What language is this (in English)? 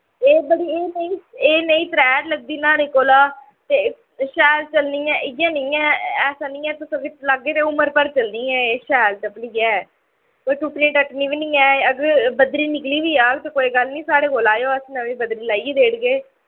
Dogri